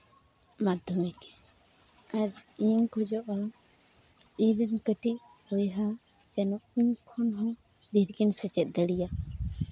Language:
Santali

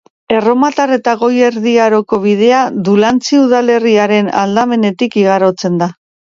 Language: Basque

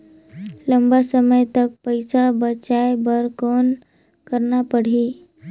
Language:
Chhattisgarhi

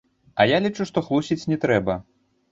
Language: Belarusian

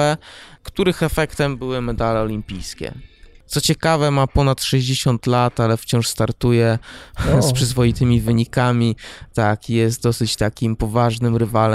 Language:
Polish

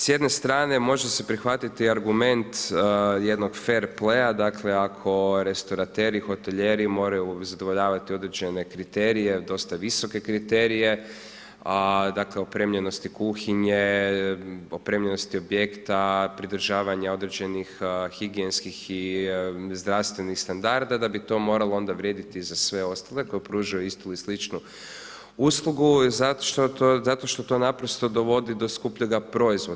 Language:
Croatian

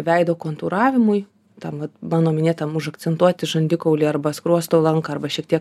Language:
Lithuanian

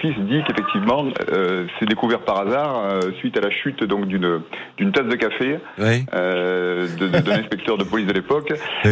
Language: French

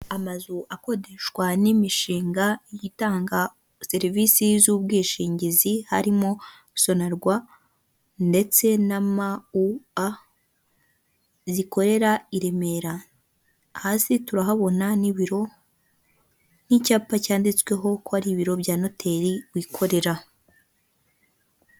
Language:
Kinyarwanda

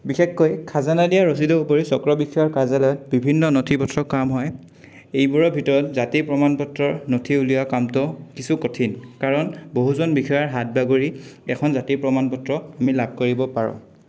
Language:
Assamese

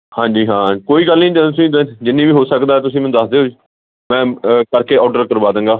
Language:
Punjabi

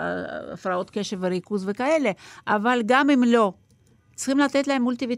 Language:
Hebrew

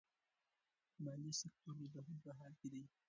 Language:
Pashto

